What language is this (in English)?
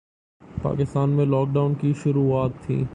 Urdu